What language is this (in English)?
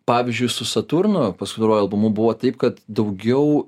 Lithuanian